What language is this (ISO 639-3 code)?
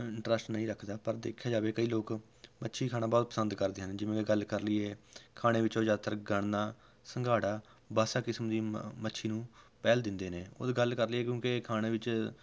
pan